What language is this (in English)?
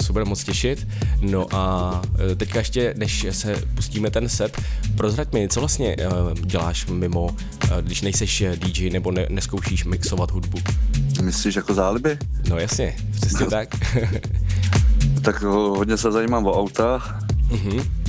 Czech